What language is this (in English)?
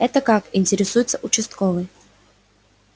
Russian